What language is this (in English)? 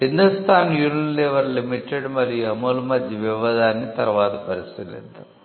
Telugu